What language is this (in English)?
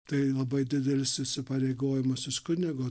Lithuanian